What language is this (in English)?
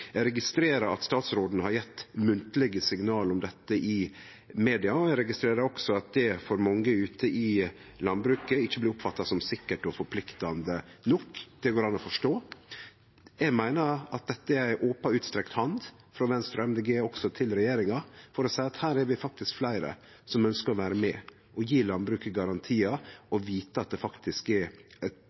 Norwegian Nynorsk